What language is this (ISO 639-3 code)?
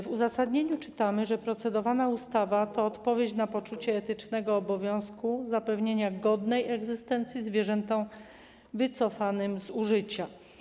pol